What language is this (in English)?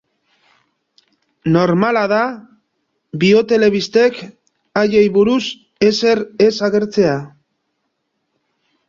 Basque